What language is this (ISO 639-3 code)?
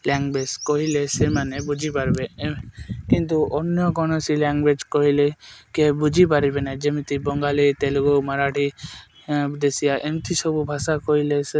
ori